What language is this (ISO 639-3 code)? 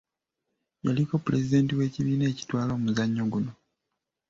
lug